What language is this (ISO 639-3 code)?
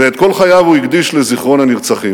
heb